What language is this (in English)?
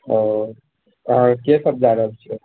Maithili